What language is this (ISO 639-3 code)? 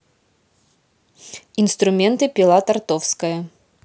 rus